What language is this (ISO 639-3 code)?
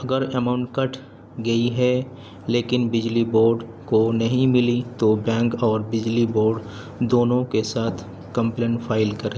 urd